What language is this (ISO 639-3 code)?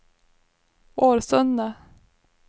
swe